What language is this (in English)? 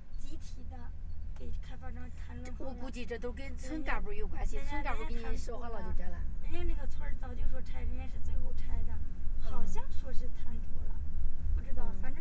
Chinese